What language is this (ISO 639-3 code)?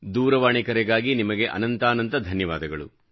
kan